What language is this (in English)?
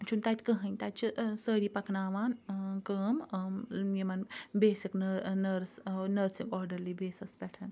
Kashmiri